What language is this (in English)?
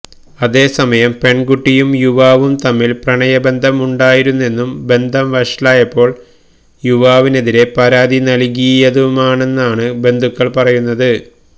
Malayalam